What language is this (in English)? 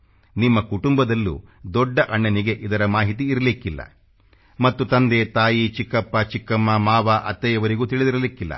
Kannada